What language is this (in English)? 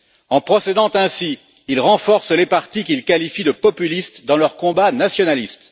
French